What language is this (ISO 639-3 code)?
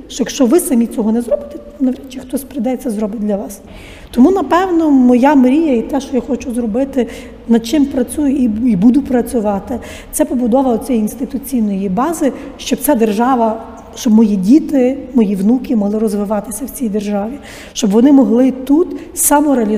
ukr